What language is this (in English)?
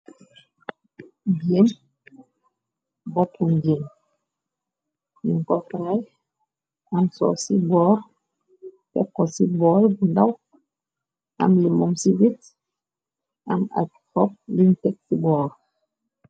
Wolof